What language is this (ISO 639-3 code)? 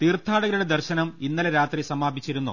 mal